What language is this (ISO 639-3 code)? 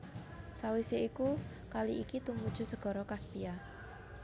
jav